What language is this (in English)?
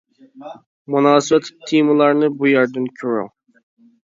Uyghur